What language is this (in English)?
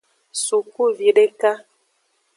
Aja (Benin)